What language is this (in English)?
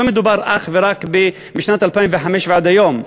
Hebrew